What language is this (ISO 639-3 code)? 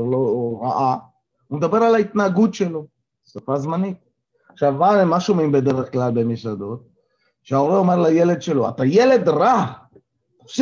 heb